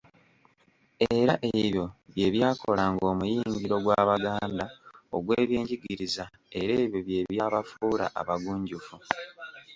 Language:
Ganda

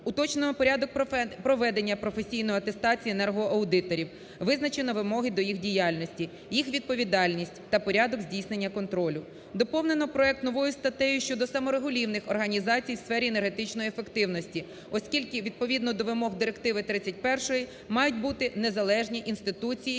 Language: Ukrainian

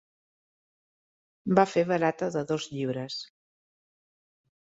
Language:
Catalan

